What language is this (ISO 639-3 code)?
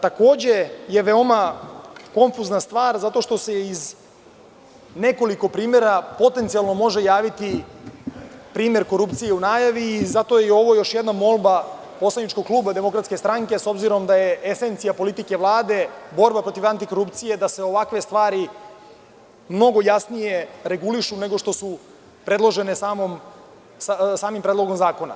srp